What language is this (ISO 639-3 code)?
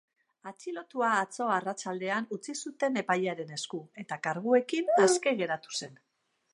eus